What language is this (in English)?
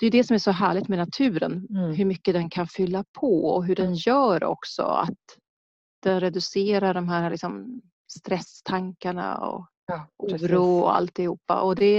Swedish